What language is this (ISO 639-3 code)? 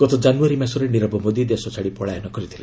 ori